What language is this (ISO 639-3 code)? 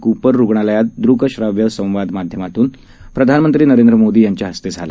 mar